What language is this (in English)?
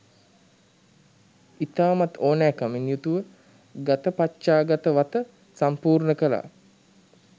Sinhala